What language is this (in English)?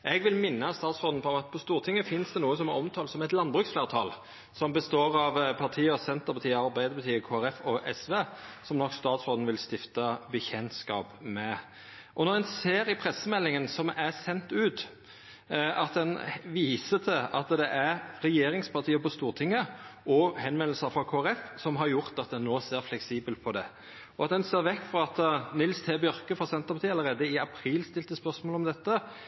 Norwegian Nynorsk